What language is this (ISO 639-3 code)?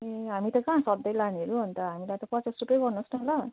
nep